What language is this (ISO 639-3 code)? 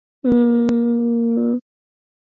swa